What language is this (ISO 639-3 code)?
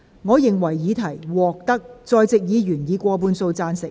yue